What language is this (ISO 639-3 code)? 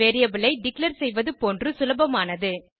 tam